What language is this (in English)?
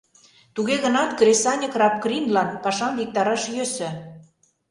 Mari